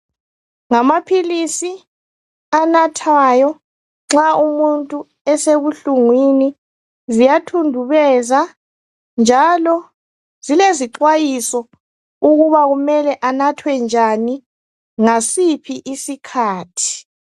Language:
North Ndebele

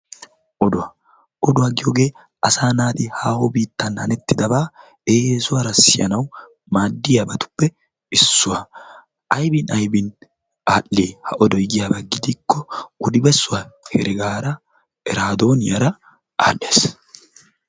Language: Wolaytta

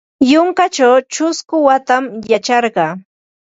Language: Ambo-Pasco Quechua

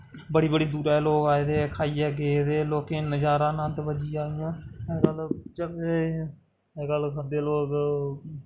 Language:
Dogri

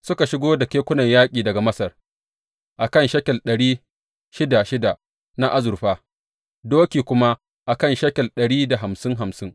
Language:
Hausa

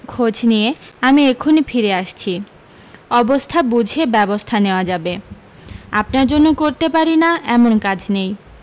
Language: Bangla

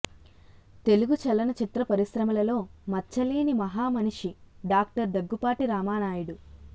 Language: Telugu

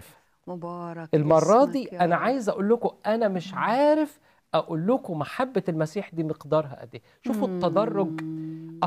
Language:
Arabic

